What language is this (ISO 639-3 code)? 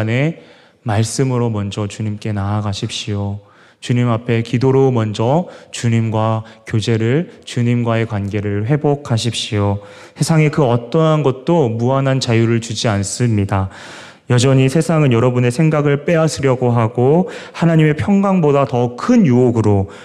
kor